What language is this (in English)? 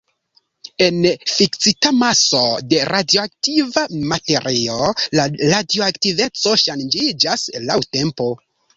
Esperanto